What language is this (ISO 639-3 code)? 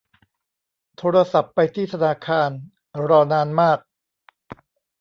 tha